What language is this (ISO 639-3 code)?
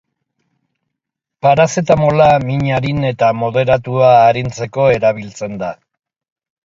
eus